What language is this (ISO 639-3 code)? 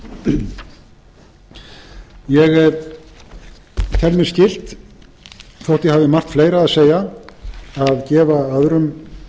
isl